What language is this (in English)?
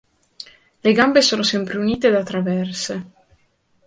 Italian